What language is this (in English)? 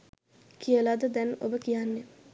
Sinhala